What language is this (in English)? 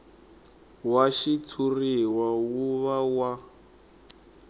Tsonga